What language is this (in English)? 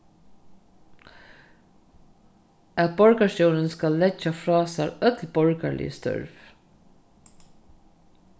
Faroese